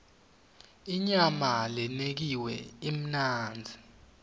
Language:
Swati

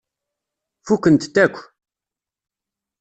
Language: Kabyle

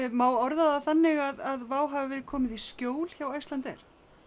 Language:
Icelandic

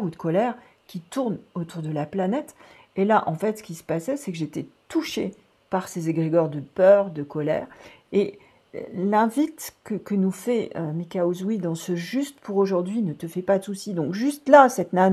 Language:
French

